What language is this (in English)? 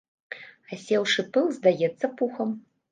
Belarusian